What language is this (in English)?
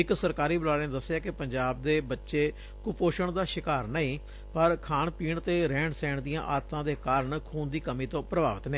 Punjabi